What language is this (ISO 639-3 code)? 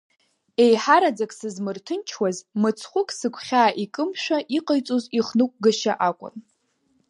abk